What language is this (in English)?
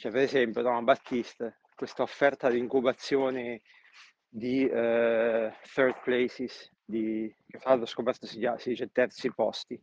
Italian